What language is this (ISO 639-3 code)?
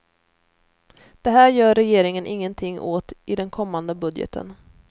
swe